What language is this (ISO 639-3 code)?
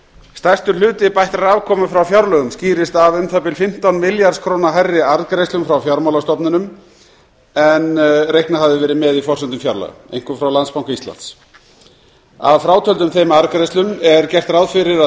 isl